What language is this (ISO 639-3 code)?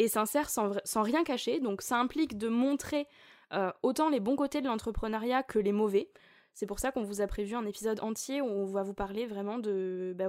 fra